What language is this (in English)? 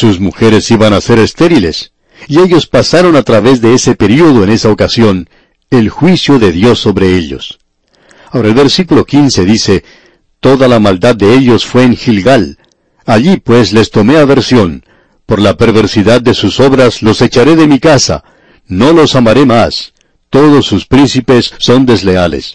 Spanish